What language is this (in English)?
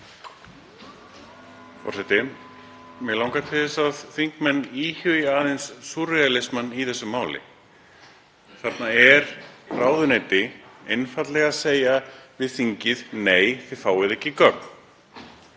Icelandic